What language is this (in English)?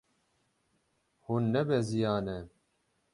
Kurdish